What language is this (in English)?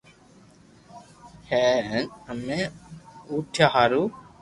Loarki